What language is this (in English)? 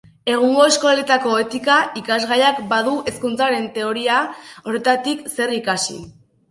Basque